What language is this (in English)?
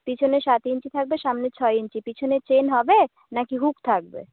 Bangla